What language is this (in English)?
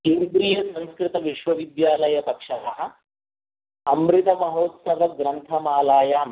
Sanskrit